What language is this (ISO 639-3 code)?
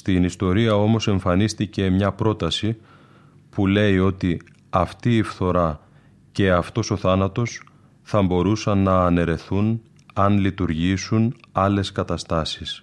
ell